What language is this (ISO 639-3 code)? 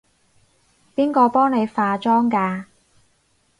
yue